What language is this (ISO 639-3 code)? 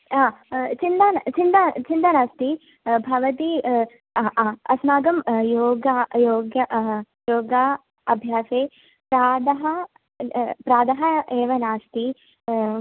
san